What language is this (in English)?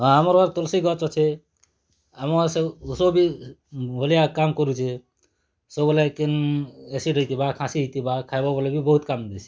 Odia